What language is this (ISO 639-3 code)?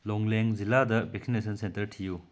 mni